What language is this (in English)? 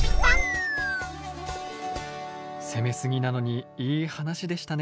Japanese